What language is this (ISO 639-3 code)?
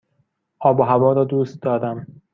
fas